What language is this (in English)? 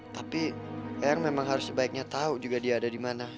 Indonesian